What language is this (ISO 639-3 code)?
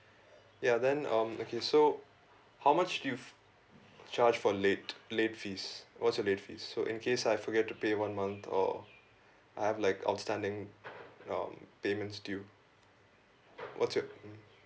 eng